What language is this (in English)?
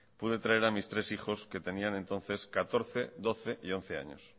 Spanish